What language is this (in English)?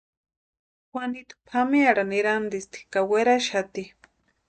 Western Highland Purepecha